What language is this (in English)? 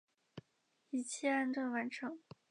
Chinese